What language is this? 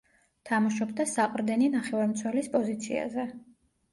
Georgian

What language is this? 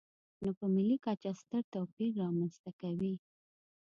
Pashto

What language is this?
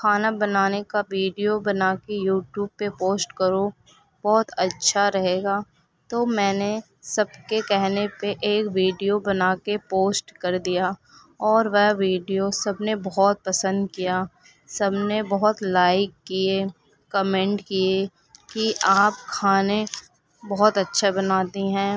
Urdu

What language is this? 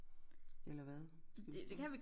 Danish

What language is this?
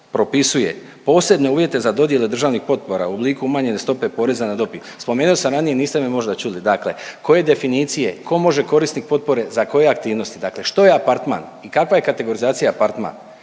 Croatian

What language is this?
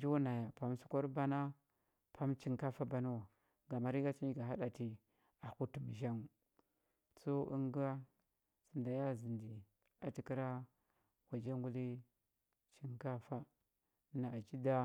Huba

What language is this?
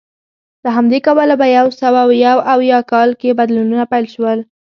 Pashto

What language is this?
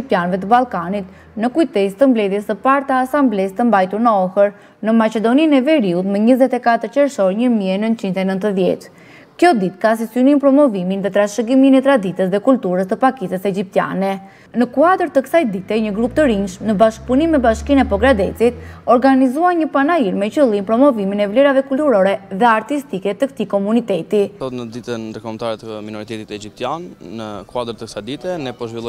Romanian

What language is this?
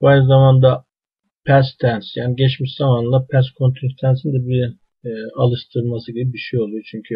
Turkish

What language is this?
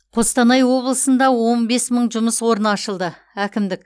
Kazakh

